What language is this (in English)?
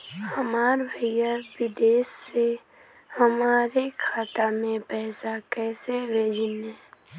Bhojpuri